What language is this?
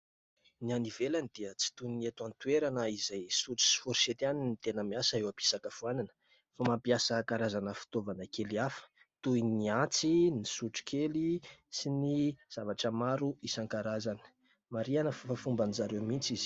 Malagasy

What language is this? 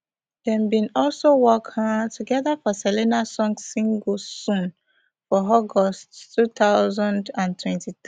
Nigerian Pidgin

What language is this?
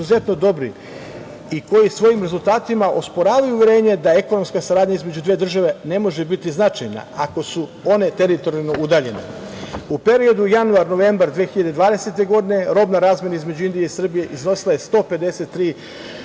Serbian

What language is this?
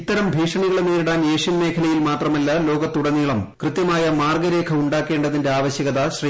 Malayalam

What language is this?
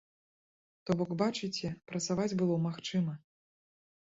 Belarusian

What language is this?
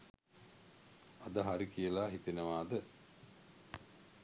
Sinhala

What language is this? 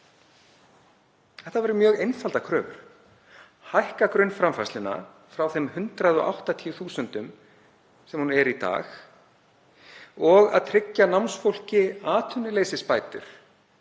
Icelandic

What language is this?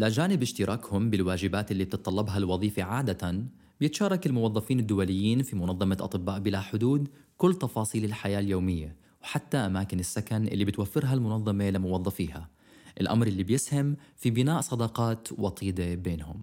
Arabic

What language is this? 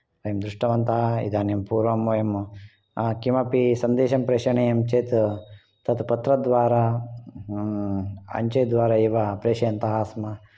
Sanskrit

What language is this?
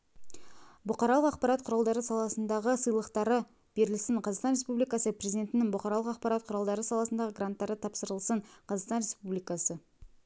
Kazakh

